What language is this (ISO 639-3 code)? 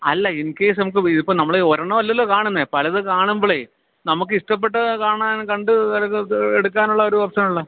mal